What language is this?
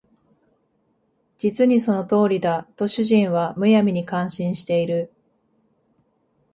Japanese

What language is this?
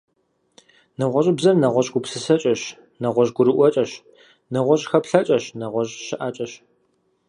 Kabardian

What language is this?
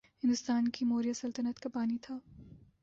Urdu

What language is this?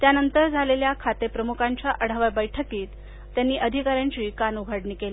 Marathi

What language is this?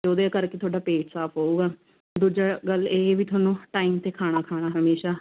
Punjabi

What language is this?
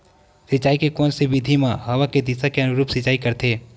Chhattisgarhi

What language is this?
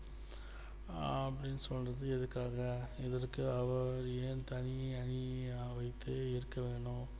Tamil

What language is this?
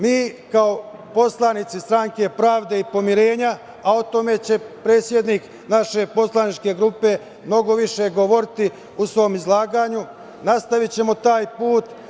Serbian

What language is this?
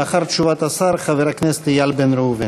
Hebrew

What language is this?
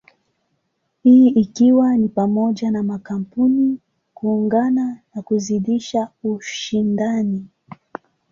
Swahili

